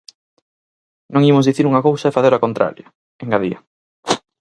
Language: Galician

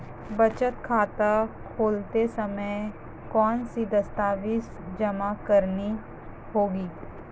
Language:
Hindi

